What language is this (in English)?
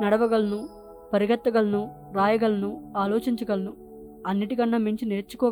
Telugu